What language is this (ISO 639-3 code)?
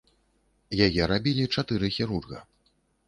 bel